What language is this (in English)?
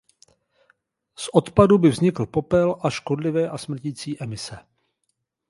Czech